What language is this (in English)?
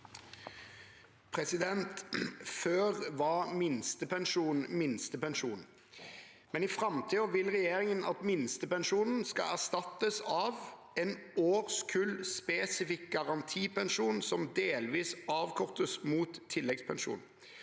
Norwegian